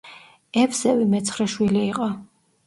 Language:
Georgian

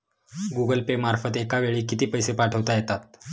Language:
Marathi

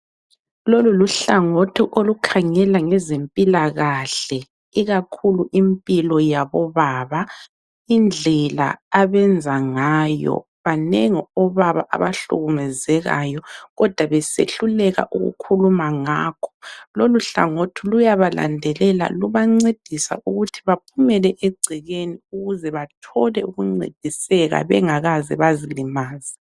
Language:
North Ndebele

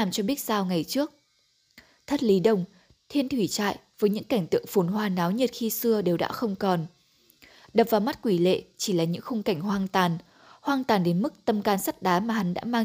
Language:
Vietnamese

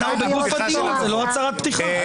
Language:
Hebrew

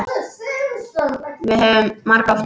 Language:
Icelandic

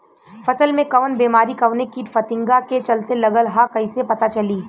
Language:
Bhojpuri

